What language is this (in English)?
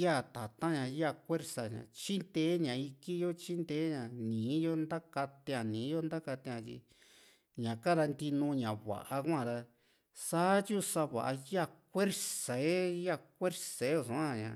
Juxtlahuaca Mixtec